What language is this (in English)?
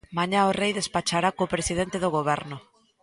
Galician